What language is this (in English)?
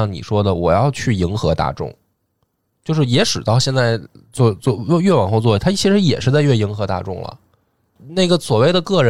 Chinese